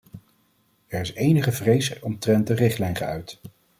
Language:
Dutch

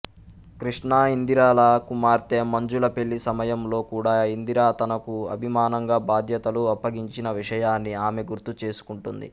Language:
Telugu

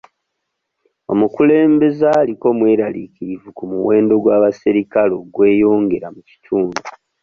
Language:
Ganda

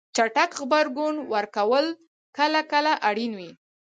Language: Pashto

